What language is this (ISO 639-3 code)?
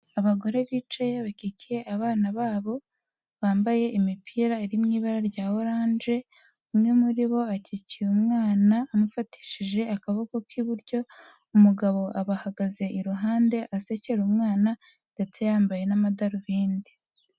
kin